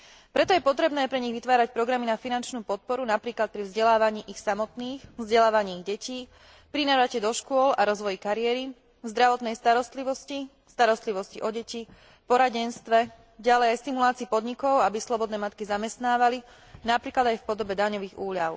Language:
Slovak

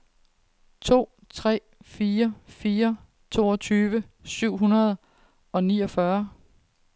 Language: Danish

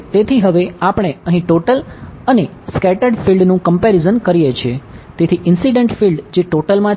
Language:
Gujarati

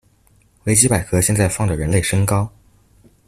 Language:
Chinese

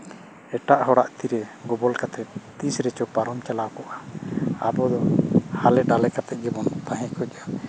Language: Santali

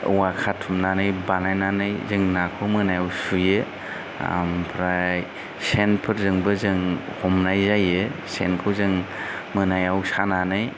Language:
Bodo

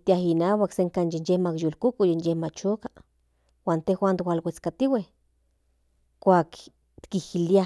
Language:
Central Nahuatl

